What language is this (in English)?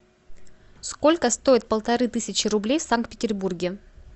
Russian